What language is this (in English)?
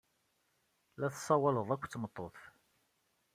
Kabyle